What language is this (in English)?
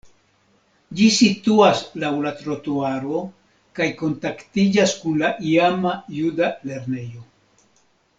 Esperanto